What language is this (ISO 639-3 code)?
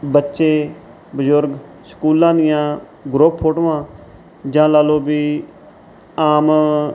pan